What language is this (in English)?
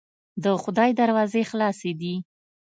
Pashto